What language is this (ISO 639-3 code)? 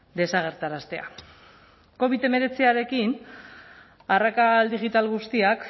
eus